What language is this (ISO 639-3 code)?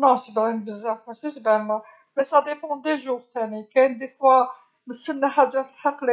arq